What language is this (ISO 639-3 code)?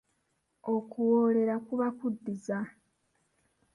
lug